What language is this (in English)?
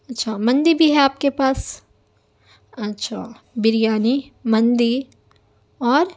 Urdu